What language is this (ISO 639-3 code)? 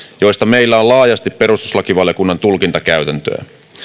fin